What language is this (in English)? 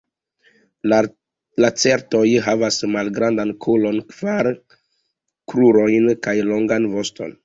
Esperanto